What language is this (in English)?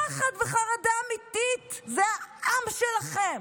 Hebrew